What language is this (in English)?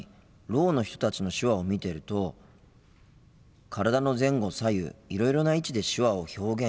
Japanese